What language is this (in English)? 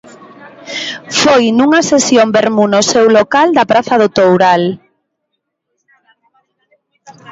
Galician